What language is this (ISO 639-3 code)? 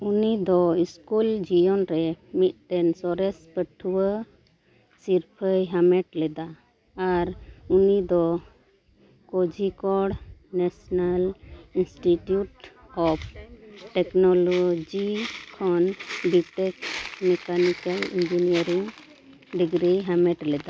sat